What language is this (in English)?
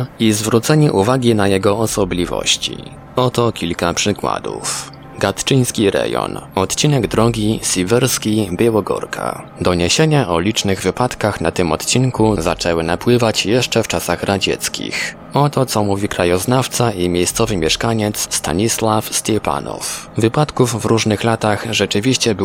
Polish